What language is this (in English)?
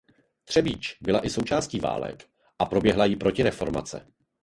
Czech